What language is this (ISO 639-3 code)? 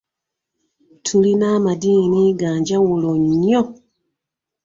lug